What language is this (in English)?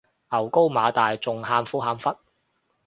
Cantonese